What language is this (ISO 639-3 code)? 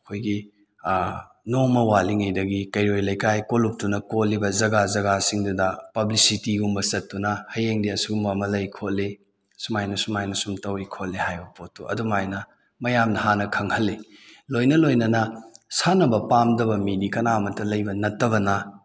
mni